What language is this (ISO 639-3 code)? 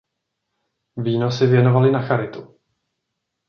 ces